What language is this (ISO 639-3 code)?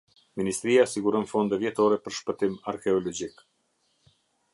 sqi